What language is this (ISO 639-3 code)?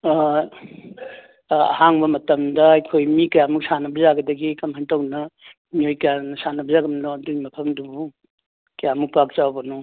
mni